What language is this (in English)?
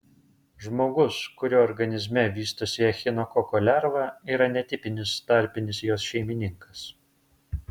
Lithuanian